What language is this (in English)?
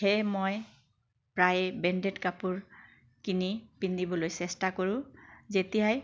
Assamese